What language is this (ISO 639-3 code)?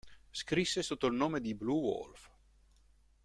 ita